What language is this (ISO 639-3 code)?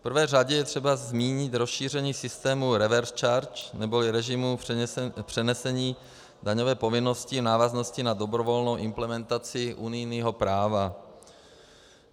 ces